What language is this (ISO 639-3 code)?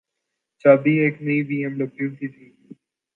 urd